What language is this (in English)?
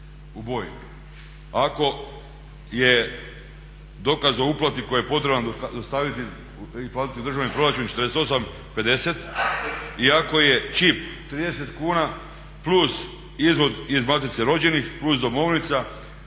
Croatian